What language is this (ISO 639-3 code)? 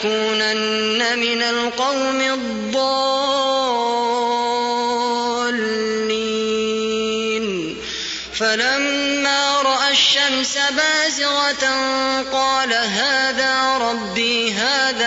ara